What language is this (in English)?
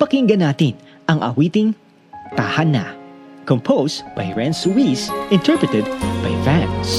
Filipino